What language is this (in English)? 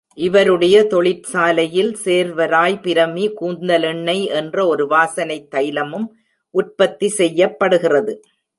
Tamil